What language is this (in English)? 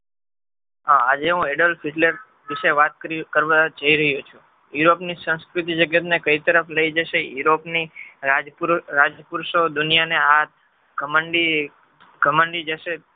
Gujarati